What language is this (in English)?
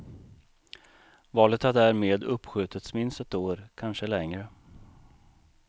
Swedish